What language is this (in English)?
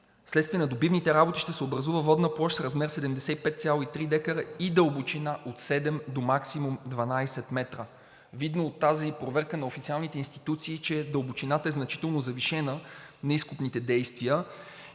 Bulgarian